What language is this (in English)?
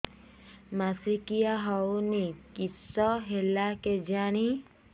Odia